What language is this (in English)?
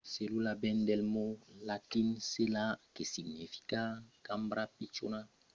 Occitan